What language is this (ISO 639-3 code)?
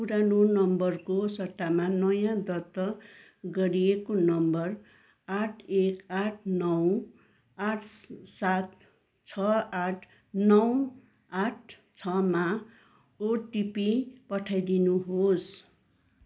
nep